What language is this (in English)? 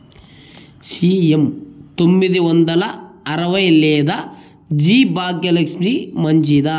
Telugu